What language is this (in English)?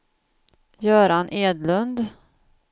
Swedish